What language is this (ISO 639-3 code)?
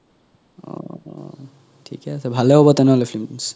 asm